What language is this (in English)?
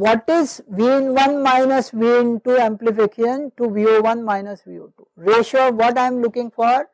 English